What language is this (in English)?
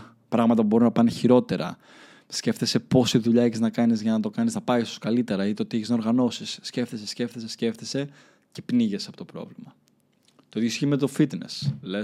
Greek